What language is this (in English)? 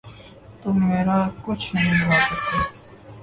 Urdu